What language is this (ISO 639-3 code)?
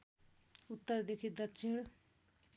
nep